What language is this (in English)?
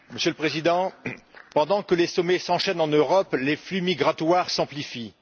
French